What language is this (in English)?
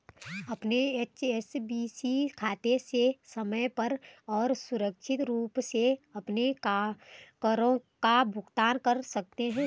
Hindi